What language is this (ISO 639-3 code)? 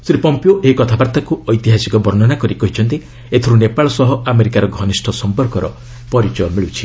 ori